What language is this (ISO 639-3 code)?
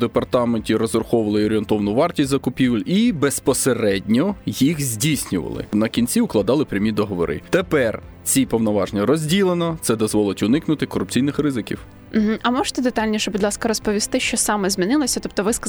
ukr